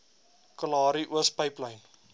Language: Afrikaans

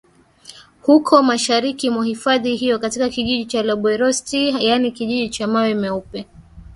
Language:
Swahili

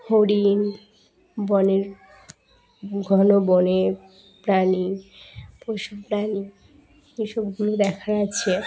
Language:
Bangla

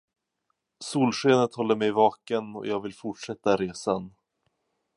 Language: Swedish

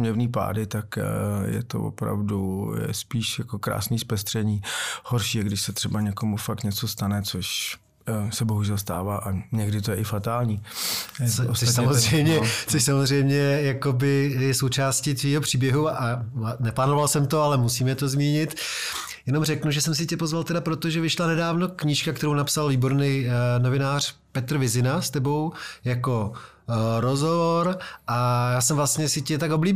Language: Czech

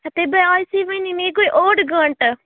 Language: Kashmiri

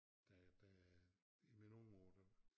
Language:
Danish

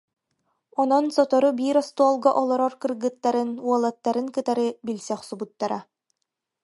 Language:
Yakut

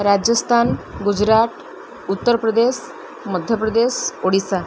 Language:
Odia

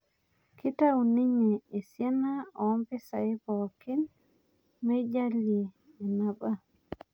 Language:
Masai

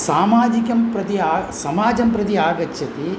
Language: Sanskrit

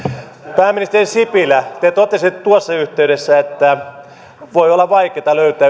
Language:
Finnish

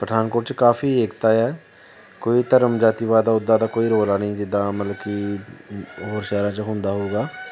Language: Punjabi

